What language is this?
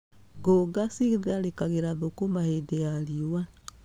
Kikuyu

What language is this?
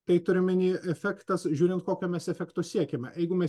Lithuanian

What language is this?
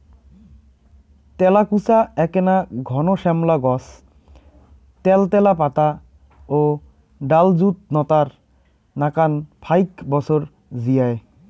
Bangla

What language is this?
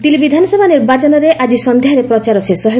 Odia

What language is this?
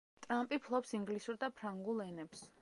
Georgian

